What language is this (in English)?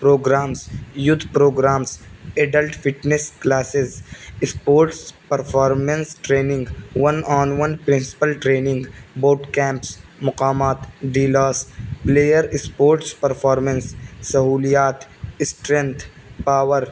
Urdu